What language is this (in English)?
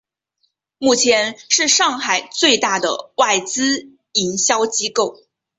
Chinese